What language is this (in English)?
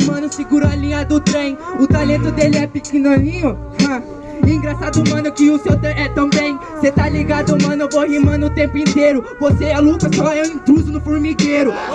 Portuguese